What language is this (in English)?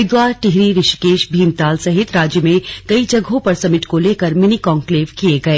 Hindi